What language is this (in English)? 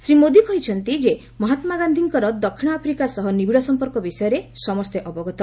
Odia